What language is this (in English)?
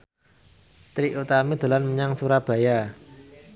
Javanese